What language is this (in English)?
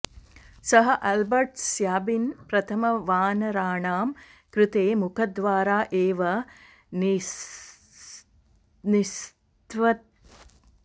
Sanskrit